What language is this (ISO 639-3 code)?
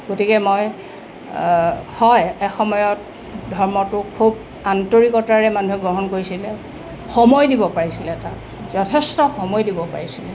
asm